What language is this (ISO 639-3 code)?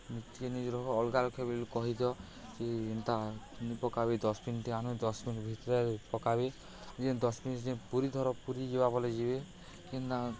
ori